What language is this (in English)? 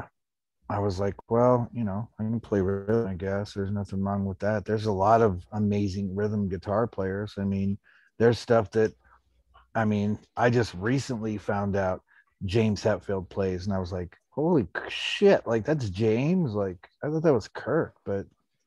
English